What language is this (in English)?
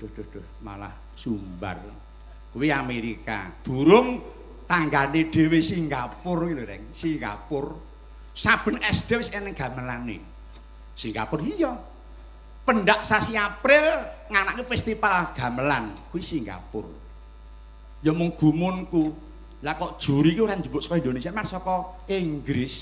Indonesian